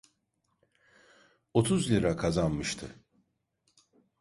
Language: Turkish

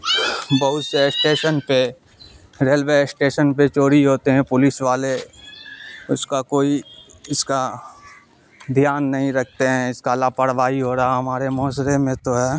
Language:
Urdu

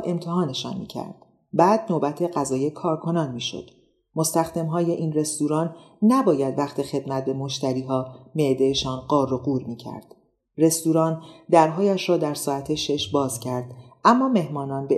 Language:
Persian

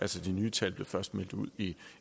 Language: Danish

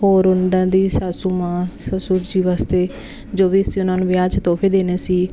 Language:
Punjabi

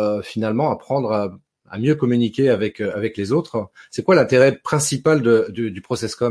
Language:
French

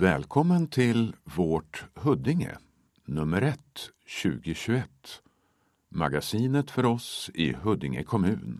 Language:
Swedish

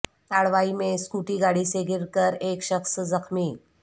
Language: Urdu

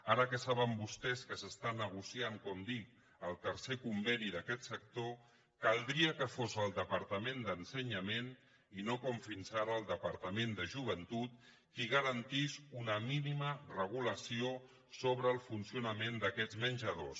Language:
Catalan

